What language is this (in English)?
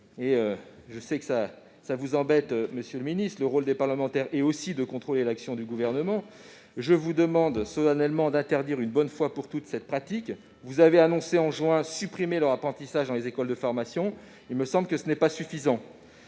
French